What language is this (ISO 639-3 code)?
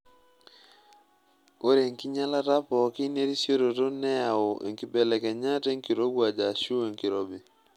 mas